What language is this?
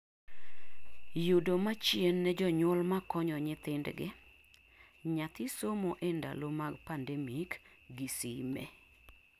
Luo (Kenya and Tanzania)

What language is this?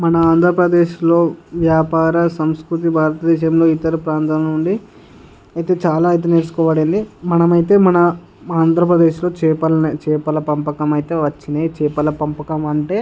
Telugu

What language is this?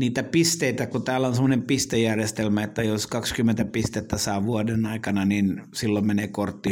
Finnish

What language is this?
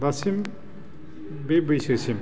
Bodo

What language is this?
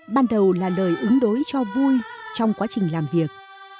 Vietnamese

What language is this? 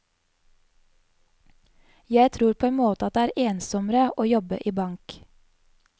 Norwegian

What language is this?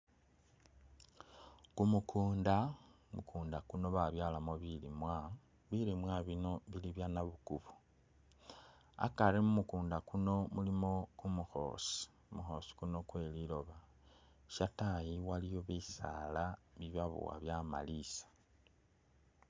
Masaaba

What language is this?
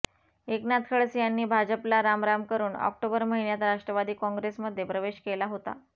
Marathi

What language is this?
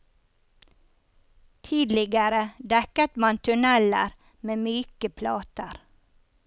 Norwegian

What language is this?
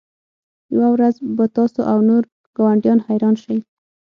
Pashto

